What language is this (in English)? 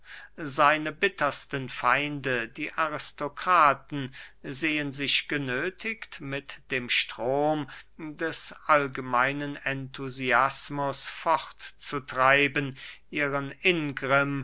German